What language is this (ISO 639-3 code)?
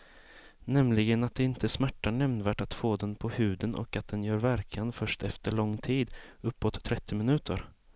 swe